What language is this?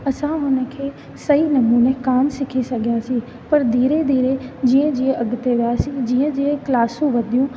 Sindhi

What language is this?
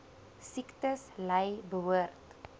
Afrikaans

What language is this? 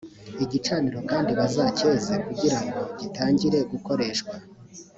Kinyarwanda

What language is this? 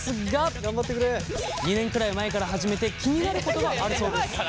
Japanese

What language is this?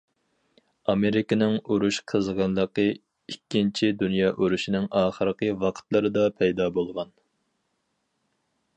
Uyghur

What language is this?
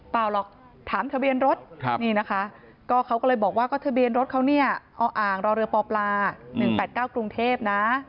Thai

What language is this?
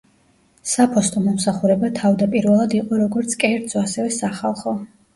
Georgian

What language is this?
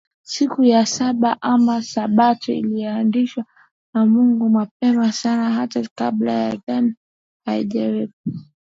Swahili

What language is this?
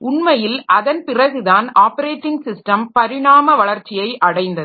Tamil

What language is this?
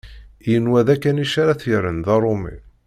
Kabyle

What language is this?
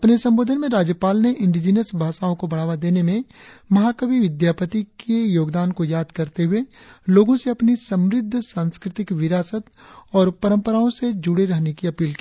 Hindi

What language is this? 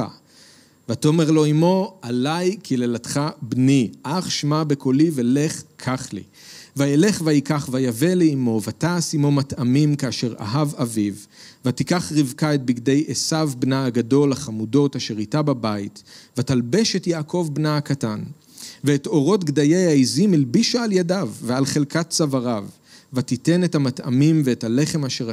Hebrew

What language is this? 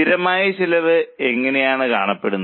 Malayalam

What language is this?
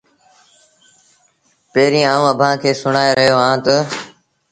Sindhi Bhil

